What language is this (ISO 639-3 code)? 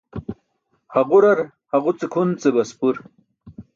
bsk